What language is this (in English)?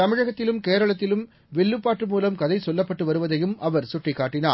Tamil